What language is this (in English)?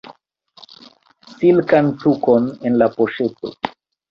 Esperanto